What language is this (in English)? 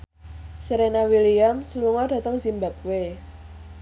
Javanese